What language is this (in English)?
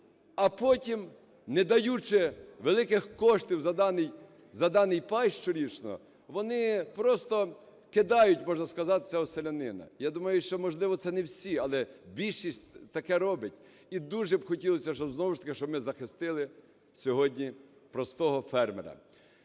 Ukrainian